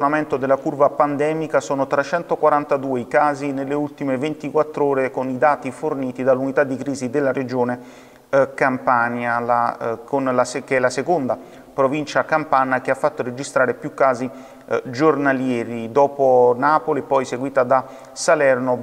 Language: Italian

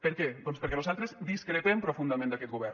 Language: Catalan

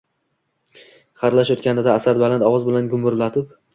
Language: Uzbek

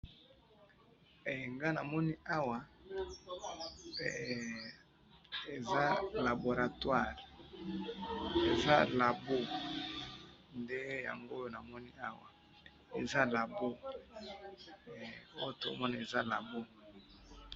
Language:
Lingala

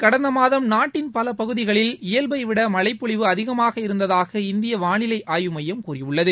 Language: Tamil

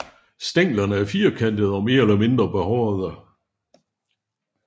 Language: Danish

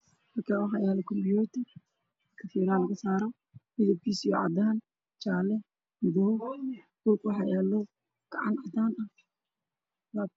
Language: Somali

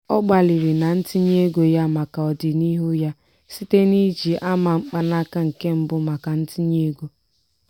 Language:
Igbo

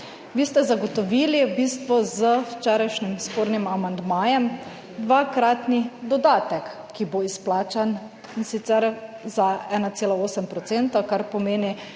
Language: Slovenian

